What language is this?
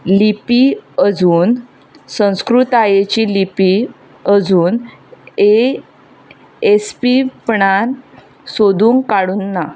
Konkani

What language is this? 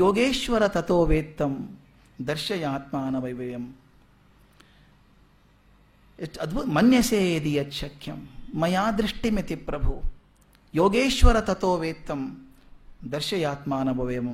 Kannada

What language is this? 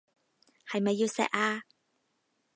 Cantonese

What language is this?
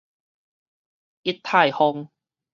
Min Nan Chinese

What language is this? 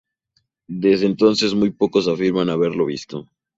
Spanish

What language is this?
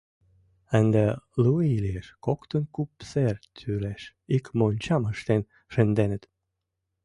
Mari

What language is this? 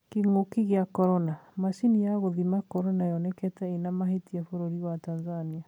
Kikuyu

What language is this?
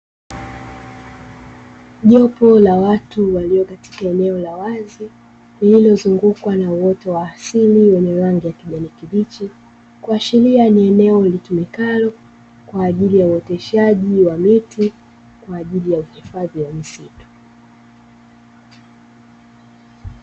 Swahili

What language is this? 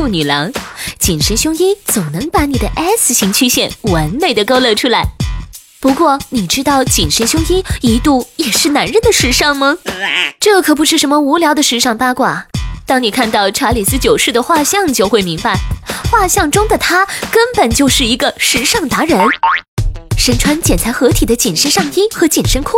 Chinese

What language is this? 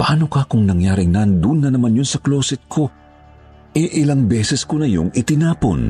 Filipino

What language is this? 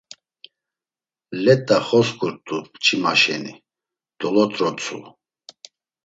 Laz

